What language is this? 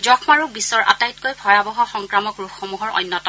Assamese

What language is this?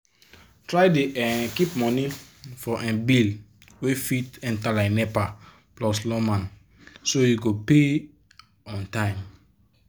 Nigerian Pidgin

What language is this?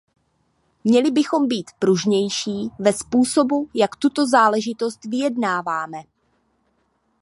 Czech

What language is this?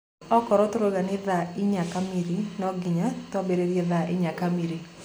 Kikuyu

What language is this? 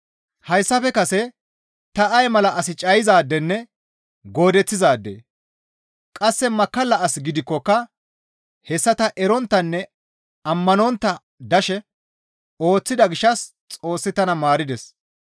Gamo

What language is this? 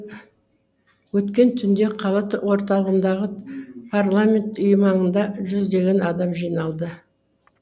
Kazakh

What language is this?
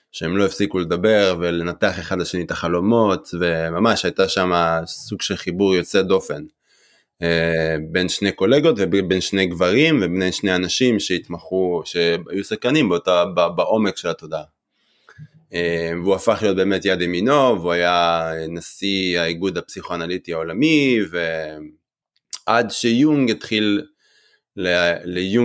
Hebrew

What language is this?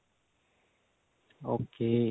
Punjabi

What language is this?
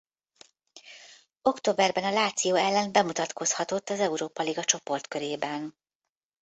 Hungarian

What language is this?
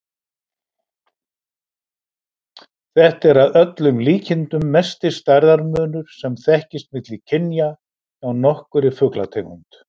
Icelandic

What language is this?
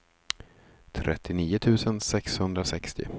Swedish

